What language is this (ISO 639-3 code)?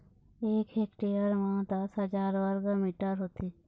hne